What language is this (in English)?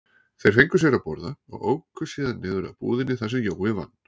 Icelandic